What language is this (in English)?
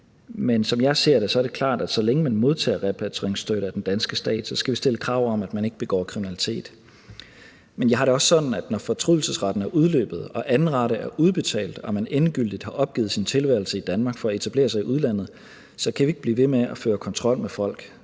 Danish